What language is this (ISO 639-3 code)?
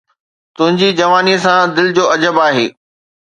snd